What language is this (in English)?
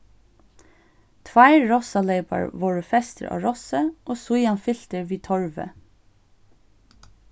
Faroese